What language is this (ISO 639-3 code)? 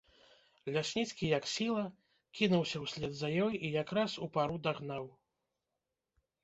bel